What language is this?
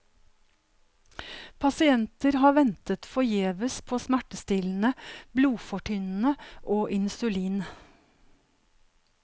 Norwegian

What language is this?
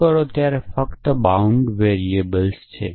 Gujarati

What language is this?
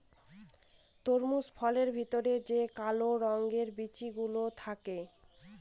Bangla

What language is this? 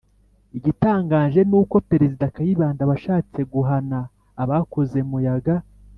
Kinyarwanda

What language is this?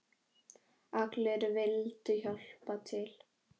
Icelandic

